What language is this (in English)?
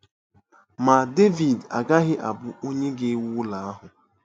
Igbo